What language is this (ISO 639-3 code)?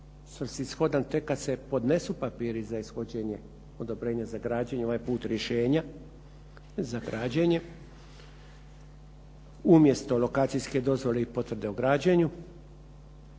hrv